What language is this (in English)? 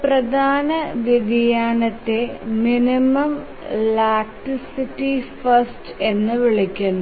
Malayalam